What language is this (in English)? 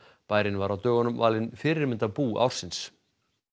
Icelandic